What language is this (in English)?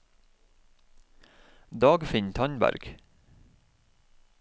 Norwegian